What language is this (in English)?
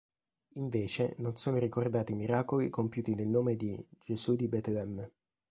Italian